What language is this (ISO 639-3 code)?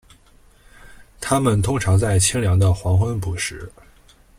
zho